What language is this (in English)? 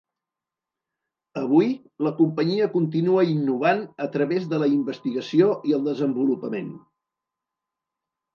Catalan